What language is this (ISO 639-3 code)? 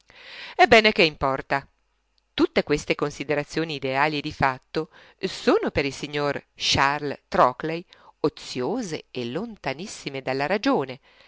ita